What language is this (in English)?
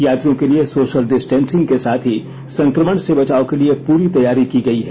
Hindi